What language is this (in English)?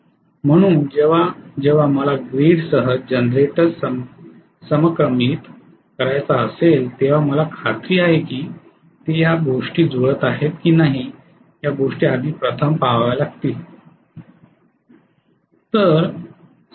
Marathi